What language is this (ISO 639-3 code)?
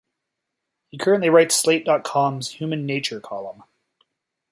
eng